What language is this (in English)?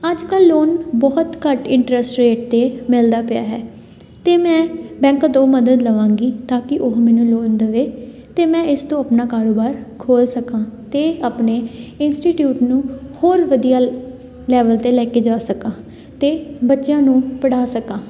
Punjabi